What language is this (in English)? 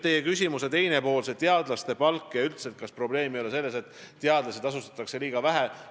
Estonian